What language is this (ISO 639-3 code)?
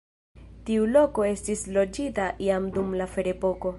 epo